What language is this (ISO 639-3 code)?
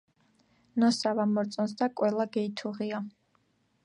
kat